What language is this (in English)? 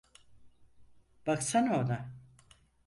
Turkish